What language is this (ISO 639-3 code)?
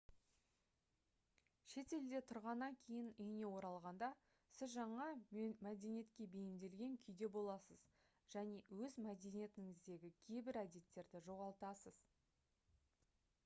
kaz